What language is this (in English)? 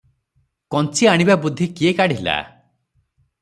Odia